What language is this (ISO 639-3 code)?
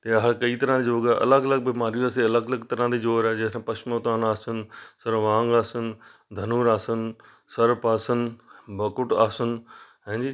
pan